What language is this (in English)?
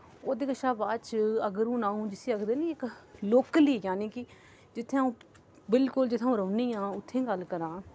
Dogri